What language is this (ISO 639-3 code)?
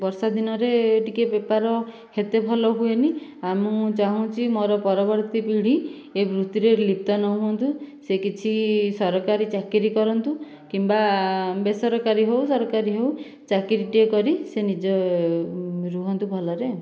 ori